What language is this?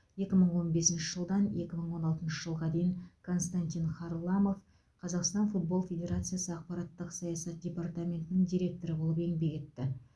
Kazakh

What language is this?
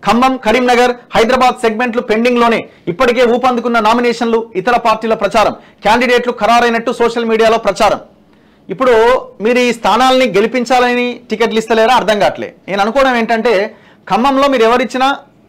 Telugu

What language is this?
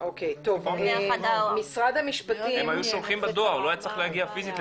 Hebrew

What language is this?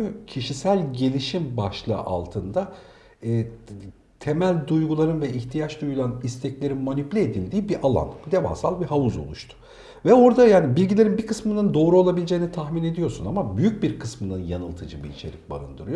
Turkish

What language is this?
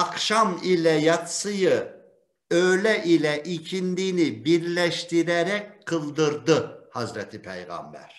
Turkish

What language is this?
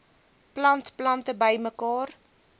Afrikaans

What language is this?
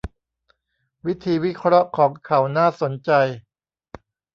Thai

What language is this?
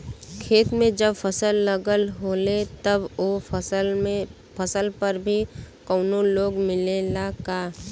Bhojpuri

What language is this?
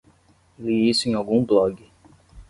Portuguese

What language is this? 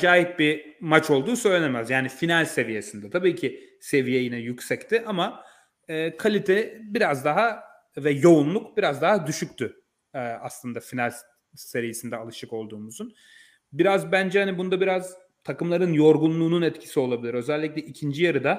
Turkish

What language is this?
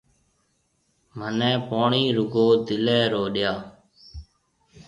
Marwari (Pakistan)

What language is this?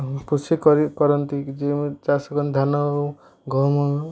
Odia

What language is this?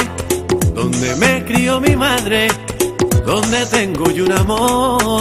Spanish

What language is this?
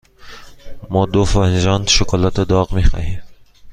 Persian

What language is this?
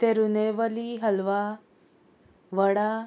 Konkani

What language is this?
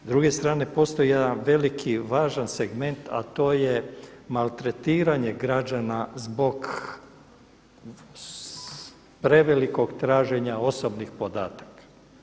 Croatian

